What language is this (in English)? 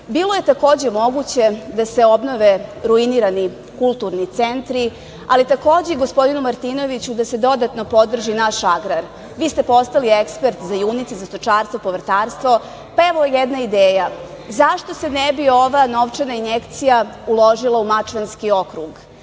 Serbian